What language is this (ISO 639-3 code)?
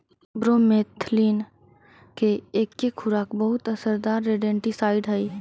mag